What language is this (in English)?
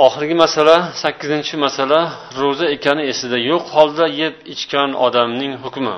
Bulgarian